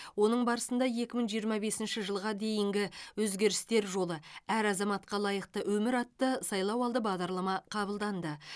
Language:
Kazakh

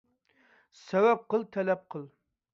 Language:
Uyghur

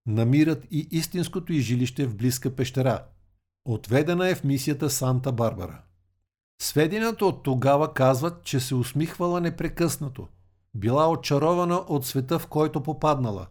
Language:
Bulgarian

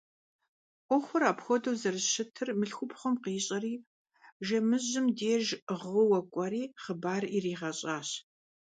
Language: Kabardian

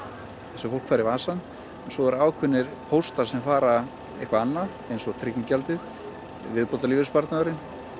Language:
Icelandic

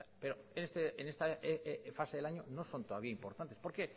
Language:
Spanish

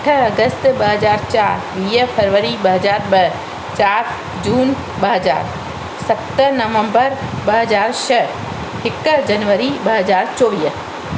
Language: Sindhi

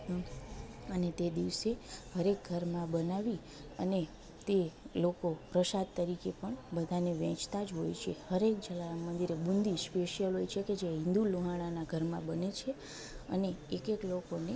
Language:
Gujarati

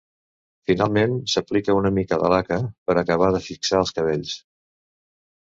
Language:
Catalan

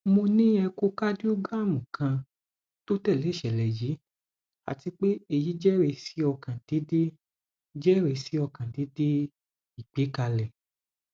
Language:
Yoruba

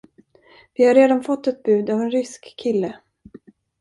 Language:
Swedish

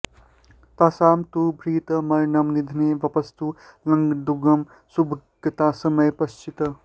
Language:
Sanskrit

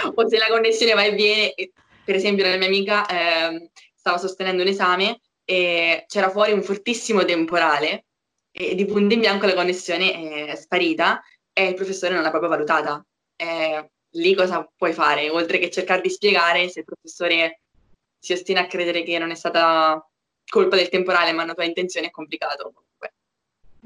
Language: Italian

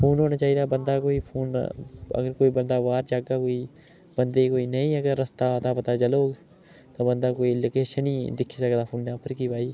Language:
Dogri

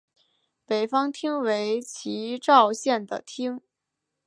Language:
Chinese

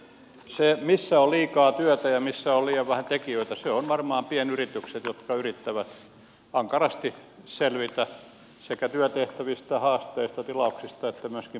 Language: Finnish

